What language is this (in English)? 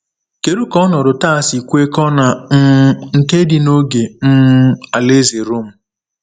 Igbo